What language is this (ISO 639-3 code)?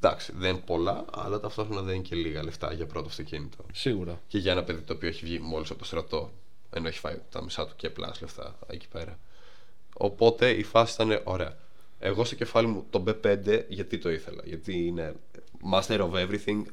ell